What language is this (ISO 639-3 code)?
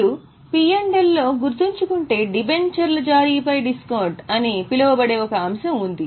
tel